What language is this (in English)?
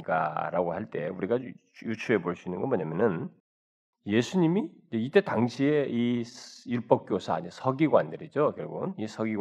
Korean